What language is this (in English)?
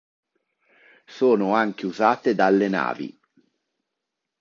Italian